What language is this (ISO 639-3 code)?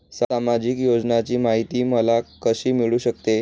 mar